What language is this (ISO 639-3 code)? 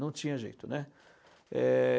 por